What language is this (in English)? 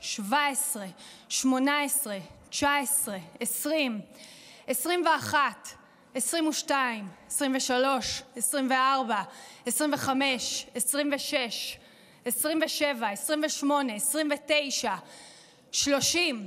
Hebrew